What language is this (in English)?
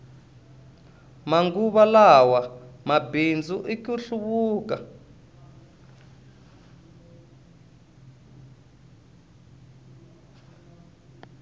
Tsonga